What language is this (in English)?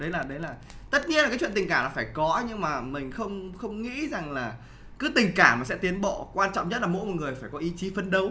Vietnamese